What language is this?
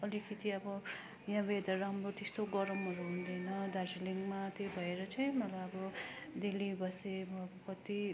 Nepali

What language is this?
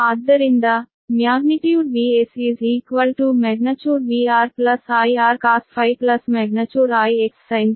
Kannada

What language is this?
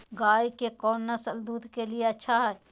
Magahi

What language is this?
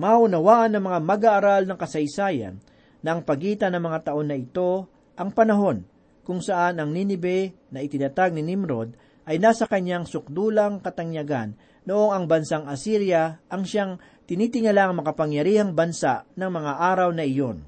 Filipino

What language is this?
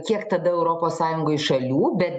Lithuanian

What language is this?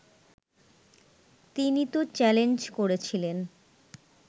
Bangla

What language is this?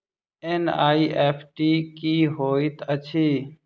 Maithili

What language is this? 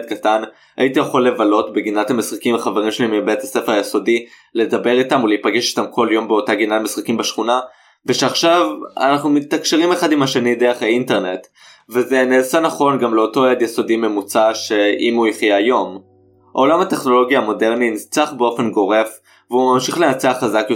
Hebrew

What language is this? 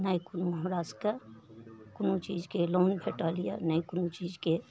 Maithili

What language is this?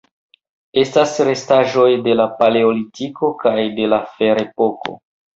Esperanto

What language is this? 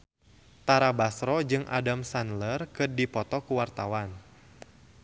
Sundanese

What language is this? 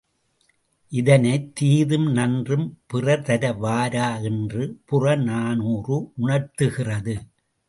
Tamil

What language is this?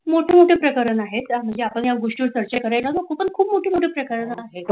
Marathi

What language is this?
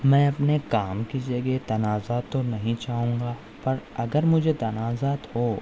Urdu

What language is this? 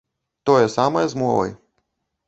Belarusian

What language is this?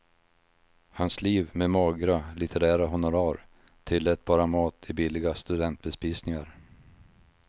Swedish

